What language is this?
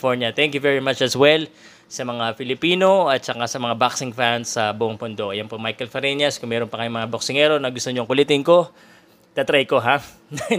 Filipino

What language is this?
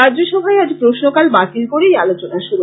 Bangla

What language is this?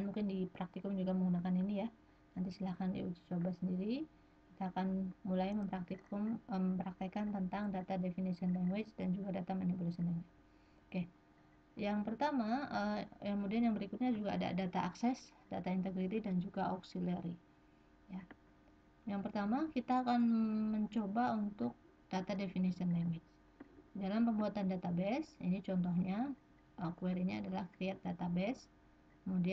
Indonesian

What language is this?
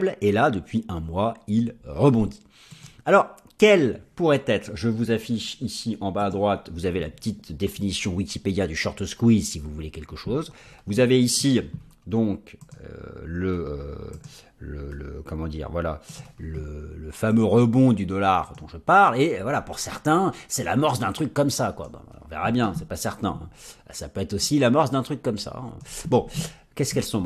French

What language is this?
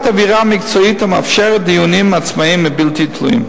Hebrew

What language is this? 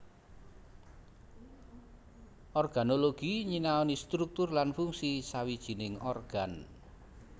Javanese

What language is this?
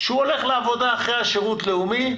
Hebrew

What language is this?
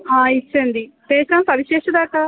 Sanskrit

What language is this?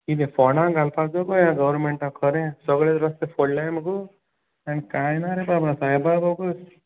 Konkani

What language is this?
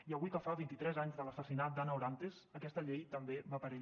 Catalan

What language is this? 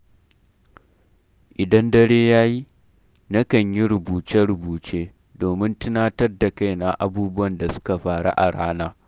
Hausa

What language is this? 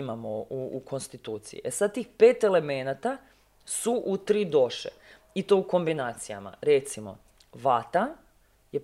Croatian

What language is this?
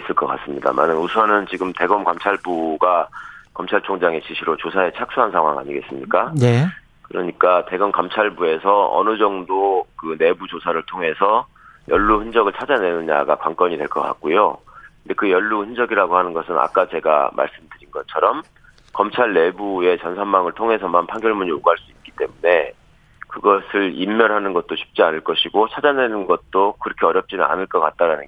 Korean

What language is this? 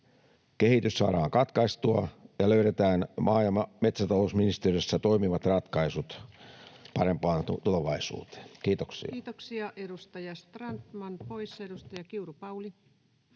Finnish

